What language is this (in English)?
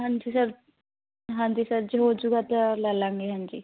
Punjabi